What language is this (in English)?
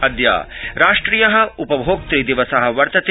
Sanskrit